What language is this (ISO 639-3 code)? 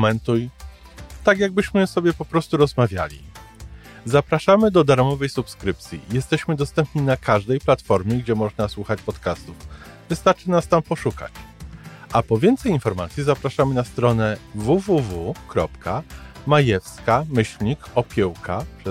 pol